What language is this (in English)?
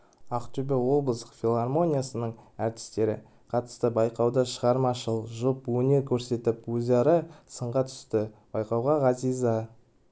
Kazakh